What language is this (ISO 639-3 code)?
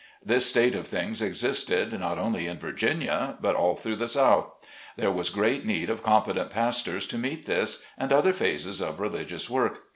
eng